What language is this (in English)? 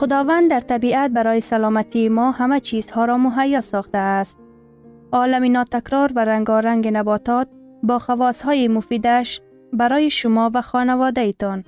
Persian